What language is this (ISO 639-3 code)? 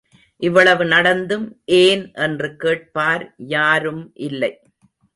tam